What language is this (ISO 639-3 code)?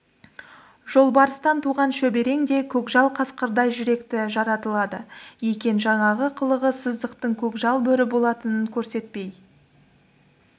kaz